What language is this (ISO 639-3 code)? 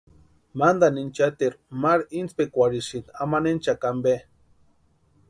pua